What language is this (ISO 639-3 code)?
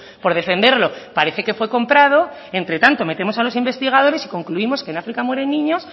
spa